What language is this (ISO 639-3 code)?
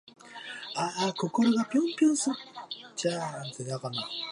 jpn